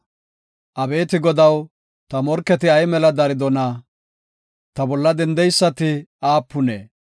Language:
Gofa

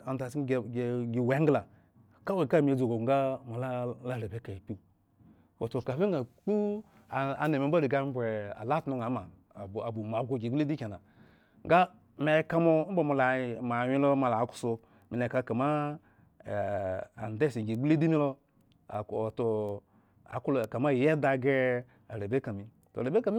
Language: Eggon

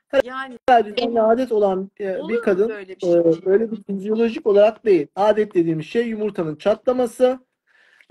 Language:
Turkish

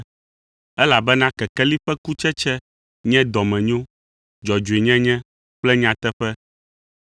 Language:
Ewe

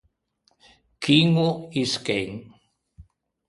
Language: Ligurian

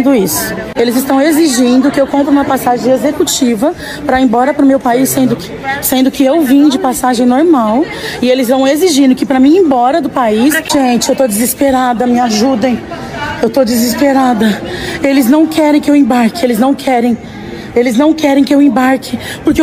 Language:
Portuguese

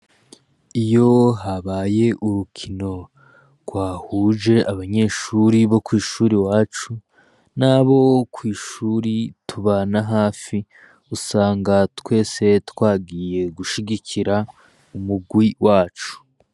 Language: Rundi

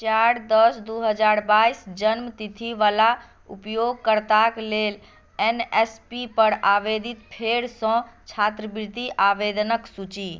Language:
Maithili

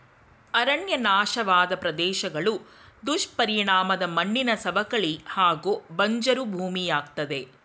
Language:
Kannada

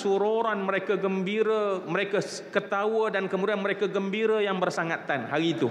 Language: Malay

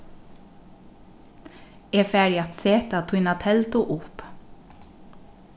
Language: Faroese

